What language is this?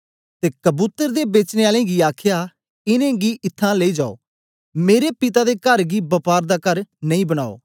Dogri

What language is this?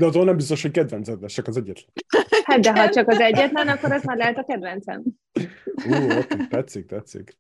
Hungarian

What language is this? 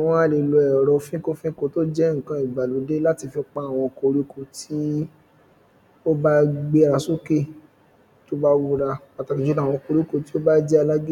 Yoruba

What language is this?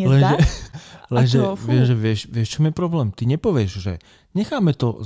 Slovak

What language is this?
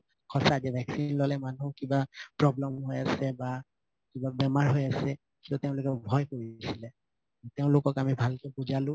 Assamese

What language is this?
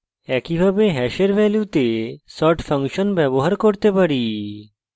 Bangla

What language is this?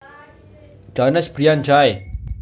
Javanese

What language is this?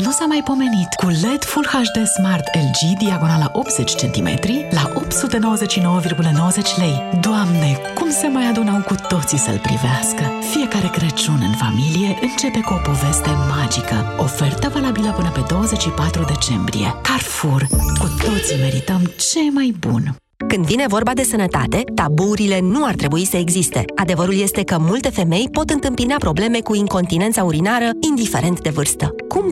Romanian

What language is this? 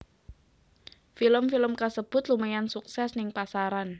Javanese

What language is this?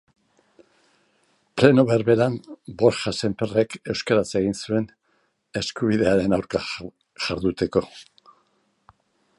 Basque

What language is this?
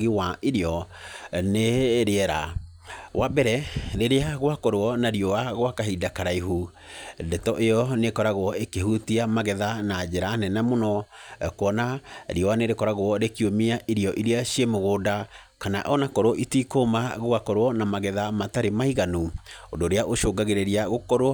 Kikuyu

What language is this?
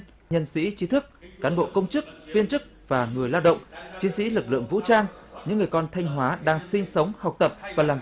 Vietnamese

